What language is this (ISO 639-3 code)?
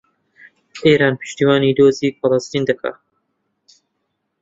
ckb